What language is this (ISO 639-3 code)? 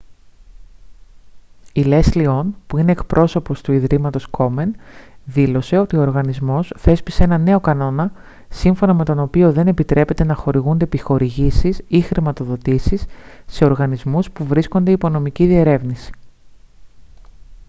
ell